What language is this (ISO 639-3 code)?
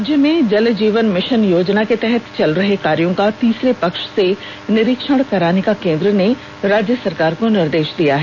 hin